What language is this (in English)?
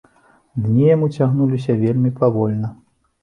Belarusian